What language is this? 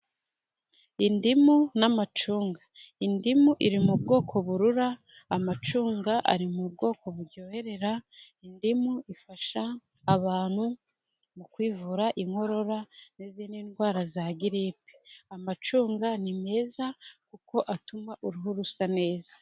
Kinyarwanda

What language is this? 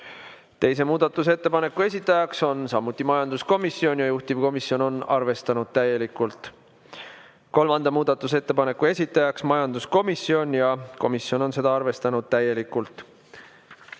Estonian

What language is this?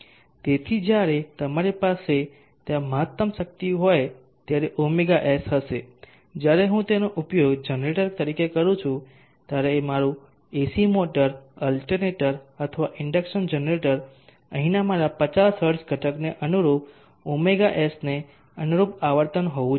Gujarati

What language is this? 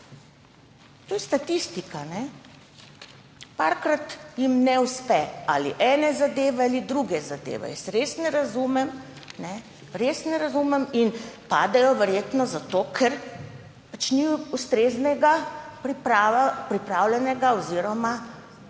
Slovenian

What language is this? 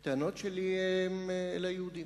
Hebrew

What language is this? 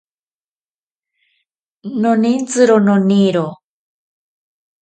Ashéninka Perené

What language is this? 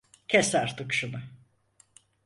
Turkish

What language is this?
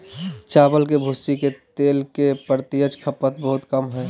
Magahi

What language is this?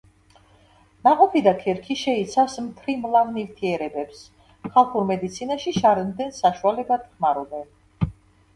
Georgian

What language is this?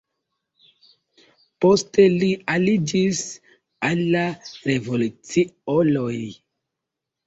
Esperanto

